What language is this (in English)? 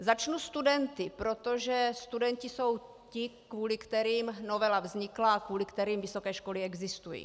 Czech